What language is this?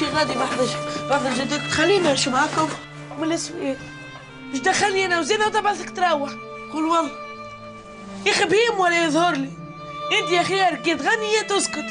Arabic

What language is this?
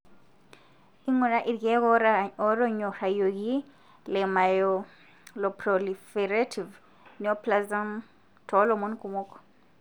Masai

